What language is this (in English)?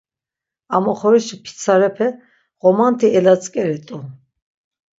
Laz